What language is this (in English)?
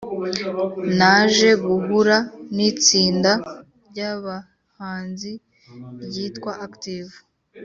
Kinyarwanda